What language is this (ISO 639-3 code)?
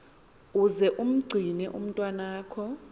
xho